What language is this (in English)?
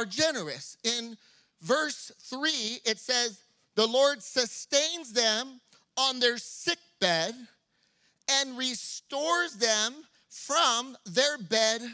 English